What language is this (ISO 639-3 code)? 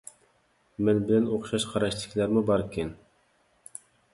uig